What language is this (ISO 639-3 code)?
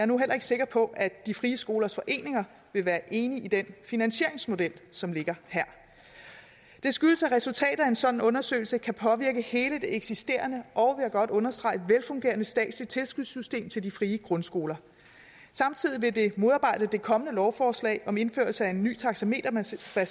dan